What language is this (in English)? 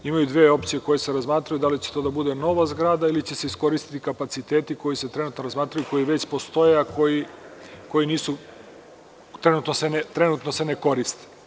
Serbian